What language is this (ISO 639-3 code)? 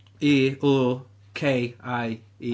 cym